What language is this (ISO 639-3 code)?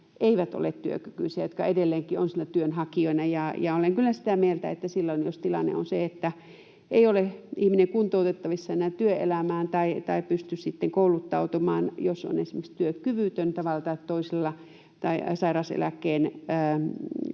fin